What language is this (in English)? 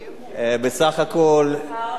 Hebrew